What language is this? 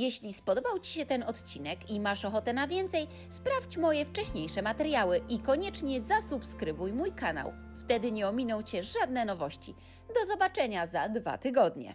Polish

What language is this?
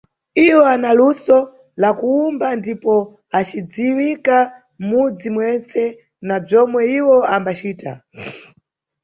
Nyungwe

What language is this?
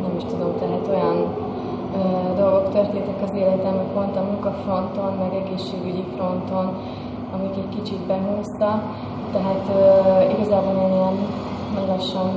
Hungarian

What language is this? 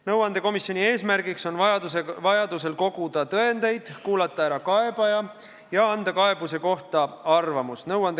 Estonian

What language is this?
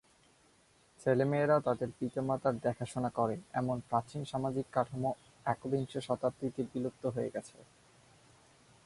Bangla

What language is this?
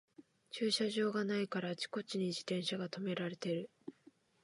Japanese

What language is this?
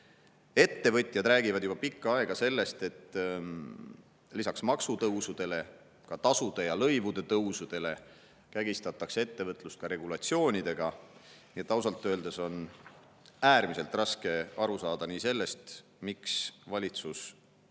Estonian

